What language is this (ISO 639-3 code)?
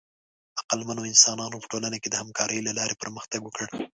pus